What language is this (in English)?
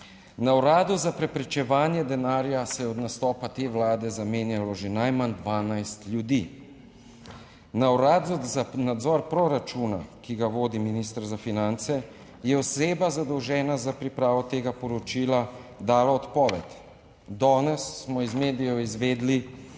Slovenian